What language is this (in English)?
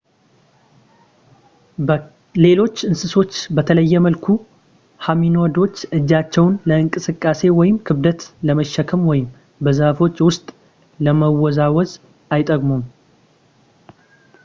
Amharic